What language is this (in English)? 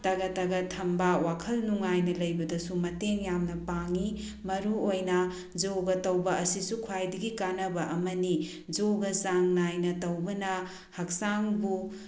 Manipuri